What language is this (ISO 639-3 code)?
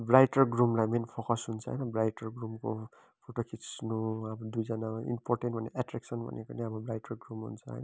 nep